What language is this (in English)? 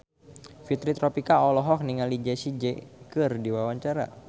Sundanese